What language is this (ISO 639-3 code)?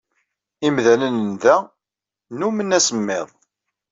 kab